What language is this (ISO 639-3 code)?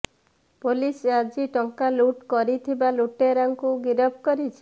ori